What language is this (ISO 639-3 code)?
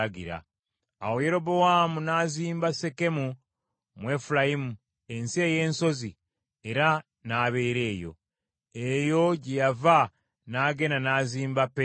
lug